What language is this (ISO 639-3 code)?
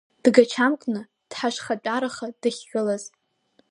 abk